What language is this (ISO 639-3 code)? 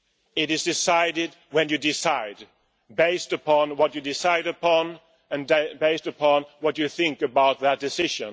eng